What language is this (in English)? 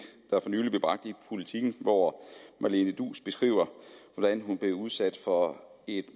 Danish